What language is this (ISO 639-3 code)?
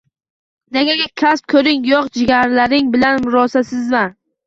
uzb